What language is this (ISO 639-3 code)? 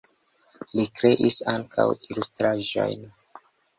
epo